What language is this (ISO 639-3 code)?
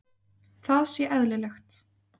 isl